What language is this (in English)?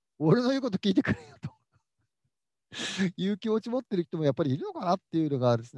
Japanese